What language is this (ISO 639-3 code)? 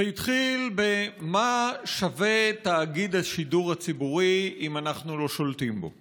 heb